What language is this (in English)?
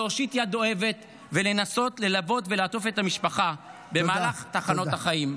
Hebrew